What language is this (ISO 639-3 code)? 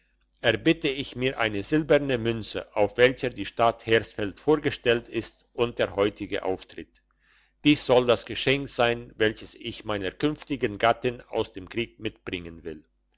deu